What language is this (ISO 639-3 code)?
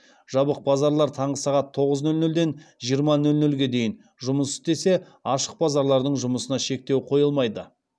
kaz